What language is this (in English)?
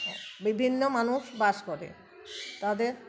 Bangla